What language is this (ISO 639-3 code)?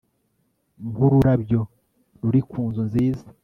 kin